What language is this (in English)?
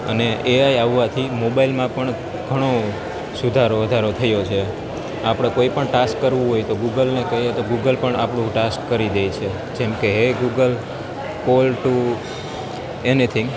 Gujarati